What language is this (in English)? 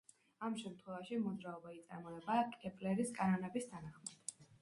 Georgian